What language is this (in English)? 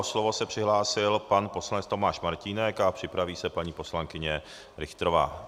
Czech